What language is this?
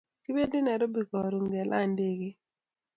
Kalenjin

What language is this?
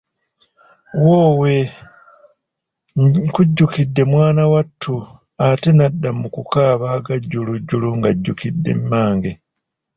Ganda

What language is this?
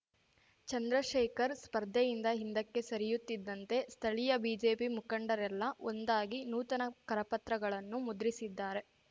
Kannada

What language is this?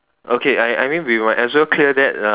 English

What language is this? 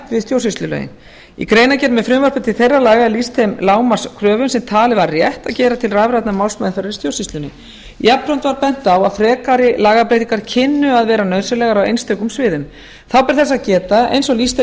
Icelandic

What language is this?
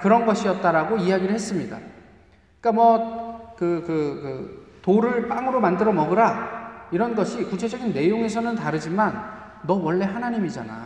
Korean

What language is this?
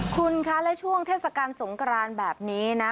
Thai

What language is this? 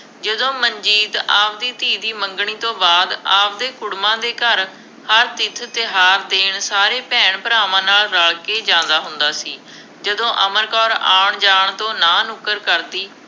Punjabi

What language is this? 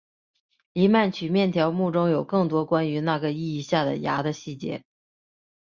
Chinese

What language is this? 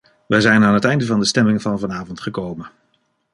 Dutch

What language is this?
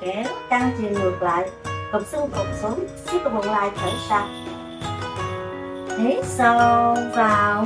Vietnamese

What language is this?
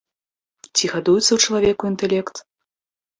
Belarusian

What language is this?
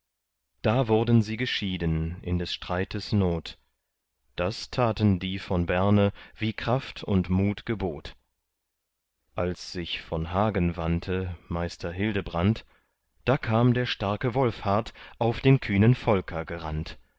German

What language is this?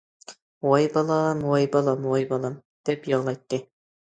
Uyghur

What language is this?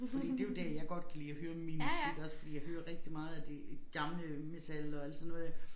Danish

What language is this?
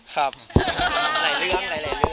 Thai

